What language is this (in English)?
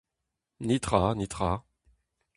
Breton